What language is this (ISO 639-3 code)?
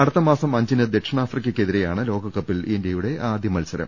mal